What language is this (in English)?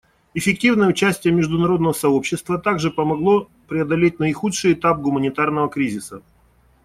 Russian